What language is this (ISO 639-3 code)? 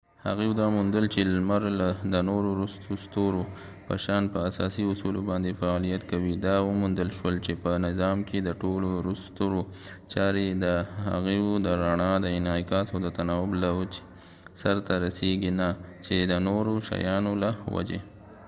pus